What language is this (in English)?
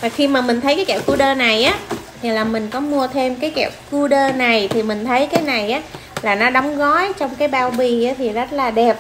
Vietnamese